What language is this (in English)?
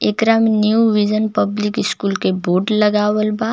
Bhojpuri